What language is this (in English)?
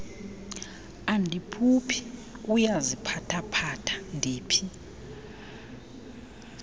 Xhosa